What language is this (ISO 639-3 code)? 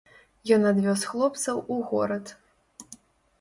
bel